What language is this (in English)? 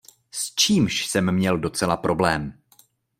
Czech